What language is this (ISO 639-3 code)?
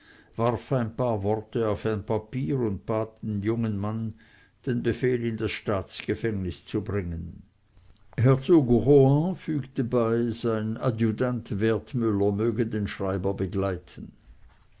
deu